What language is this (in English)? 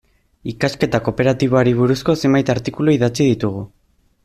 Basque